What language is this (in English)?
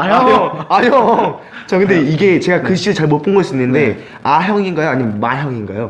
Korean